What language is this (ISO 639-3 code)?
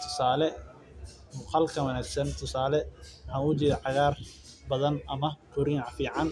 som